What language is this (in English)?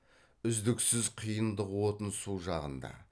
Kazakh